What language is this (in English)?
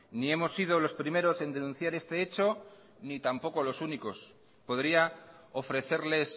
Spanish